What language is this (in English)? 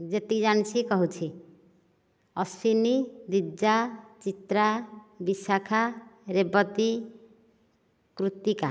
Odia